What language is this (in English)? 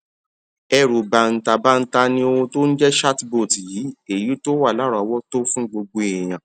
Yoruba